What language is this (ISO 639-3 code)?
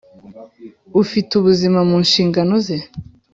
kin